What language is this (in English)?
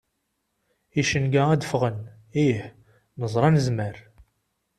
Kabyle